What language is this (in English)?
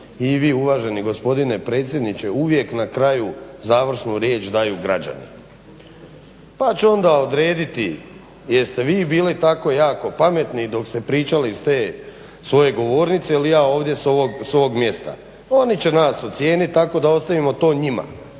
Croatian